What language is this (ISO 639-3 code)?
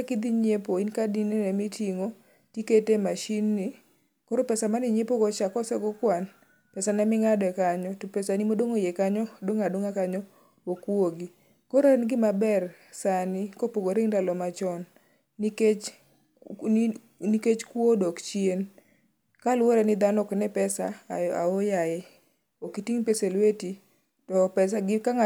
luo